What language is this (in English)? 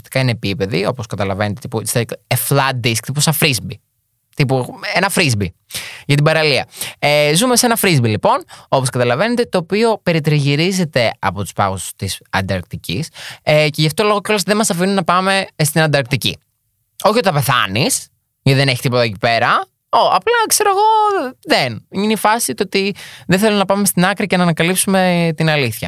Greek